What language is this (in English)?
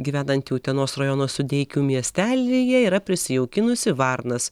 Lithuanian